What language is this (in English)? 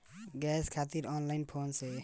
Bhojpuri